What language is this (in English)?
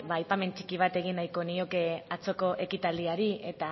Basque